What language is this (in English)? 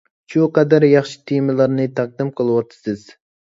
Uyghur